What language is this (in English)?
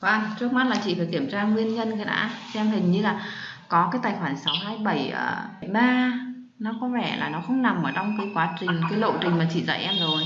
Vietnamese